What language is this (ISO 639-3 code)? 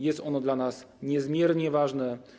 pol